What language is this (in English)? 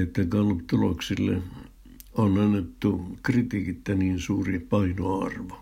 Finnish